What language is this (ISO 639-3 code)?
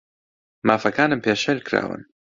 ckb